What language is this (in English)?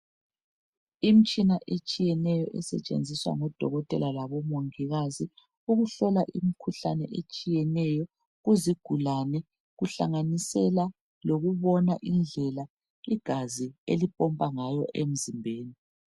North Ndebele